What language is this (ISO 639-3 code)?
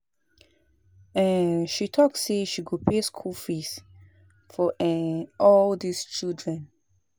pcm